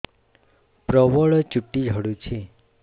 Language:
Odia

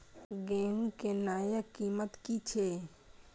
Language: Maithili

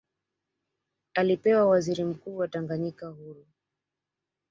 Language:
Swahili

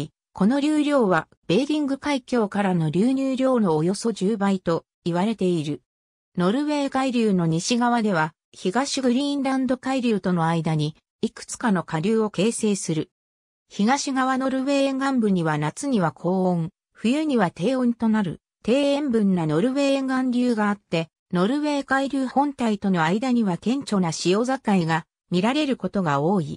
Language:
Japanese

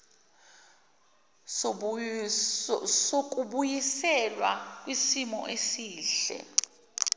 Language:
Zulu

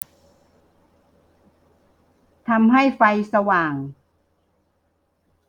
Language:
Thai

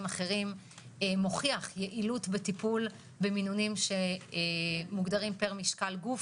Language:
Hebrew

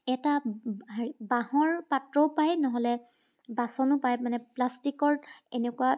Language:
Assamese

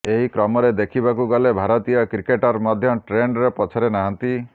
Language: Odia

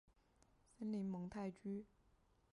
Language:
Chinese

